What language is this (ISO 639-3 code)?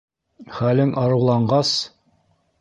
bak